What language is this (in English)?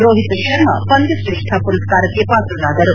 Kannada